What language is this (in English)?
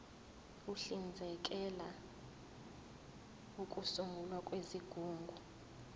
Zulu